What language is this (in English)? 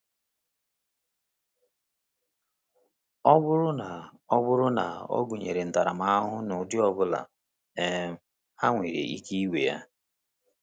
Igbo